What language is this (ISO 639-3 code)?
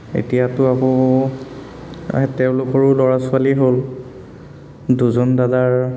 asm